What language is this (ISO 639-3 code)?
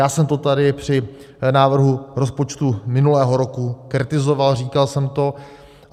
ces